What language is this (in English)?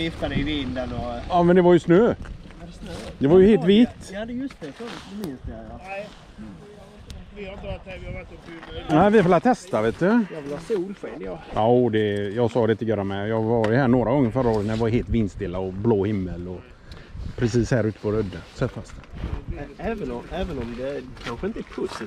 Swedish